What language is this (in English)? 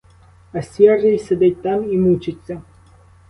Ukrainian